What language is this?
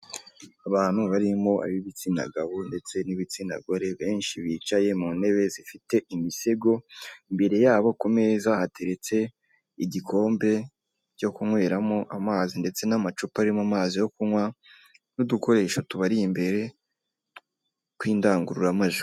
Kinyarwanda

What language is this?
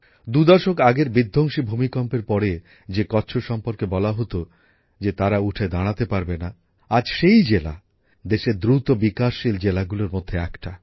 Bangla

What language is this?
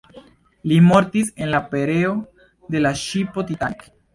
Esperanto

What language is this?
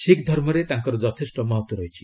Odia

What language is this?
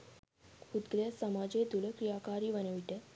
Sinhala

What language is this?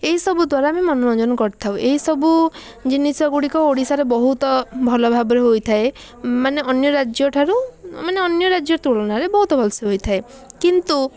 Odia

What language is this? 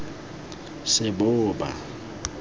Tswana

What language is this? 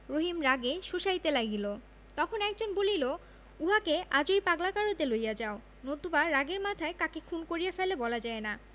Bangla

